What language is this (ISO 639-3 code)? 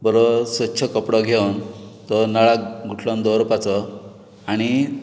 kok